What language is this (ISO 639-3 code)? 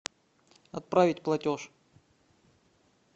rus